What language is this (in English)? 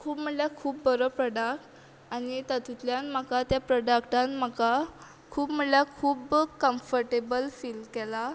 Konkani